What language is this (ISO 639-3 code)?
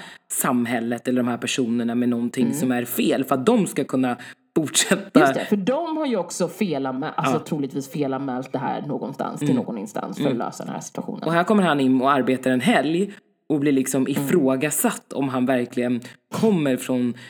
swe